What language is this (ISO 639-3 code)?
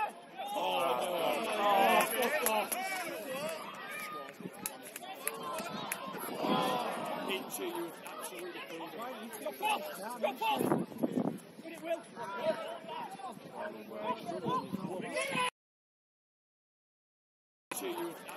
eng